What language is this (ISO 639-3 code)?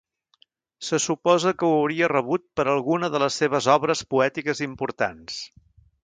cat